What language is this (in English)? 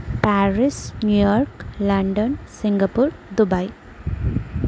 Telugu